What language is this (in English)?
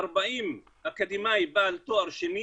Hebrew